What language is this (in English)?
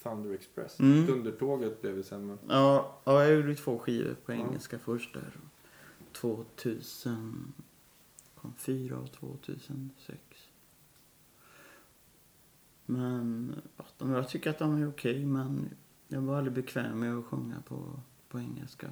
Swedish